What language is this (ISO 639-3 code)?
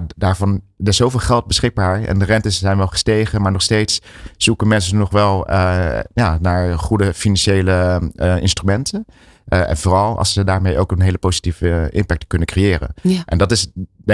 nld